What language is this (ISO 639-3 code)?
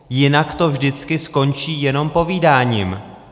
ces